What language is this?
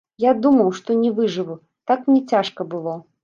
Belarusian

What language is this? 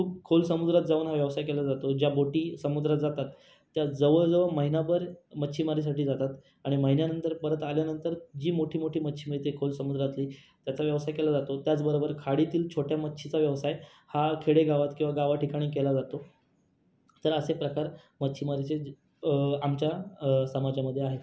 Marathi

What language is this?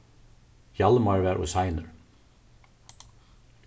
Faroese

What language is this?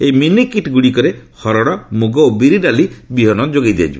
Odia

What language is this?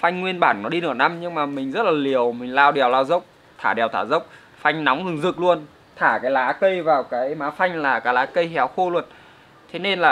Vietnamese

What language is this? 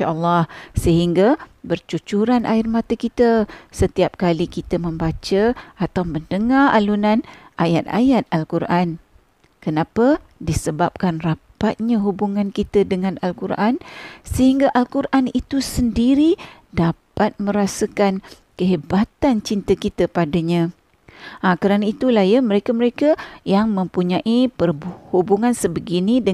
Malay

